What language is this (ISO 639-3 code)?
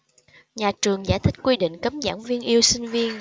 vie